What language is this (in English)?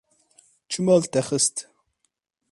Kurdish